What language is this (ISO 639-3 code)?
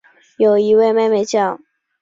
zho